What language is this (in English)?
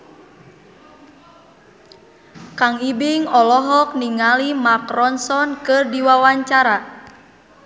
Sundanese